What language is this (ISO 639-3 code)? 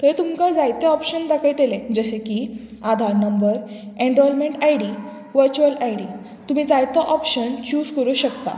kok